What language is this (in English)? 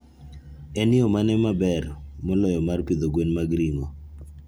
Luo (Kenya and Tanzania)